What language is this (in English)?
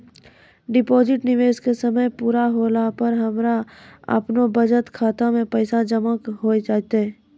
Maithili